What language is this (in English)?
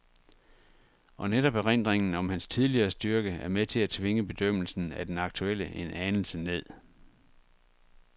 Danish